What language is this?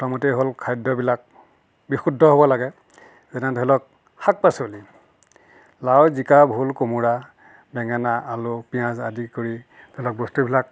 Assamese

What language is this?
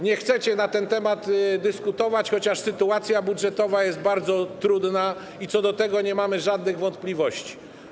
Polish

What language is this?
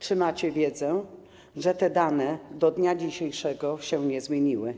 Polish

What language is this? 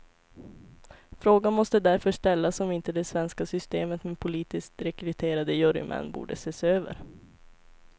Swedish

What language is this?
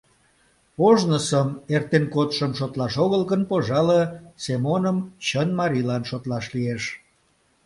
Mari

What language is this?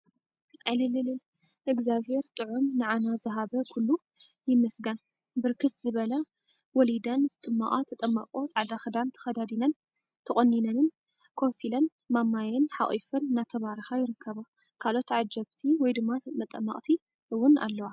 Tigrinya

